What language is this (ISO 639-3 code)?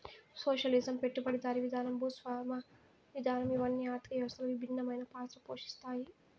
tel